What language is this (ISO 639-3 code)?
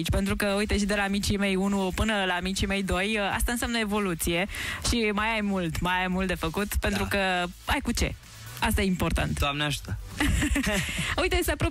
ron